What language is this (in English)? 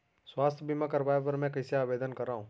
Chhattisgarhi